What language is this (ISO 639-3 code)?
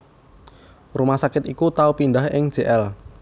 jav